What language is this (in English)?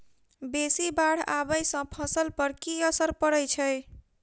Maithili